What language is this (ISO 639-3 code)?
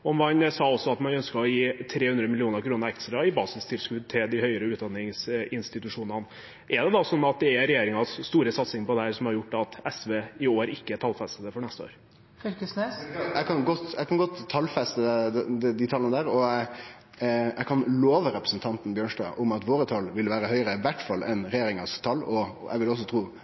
nor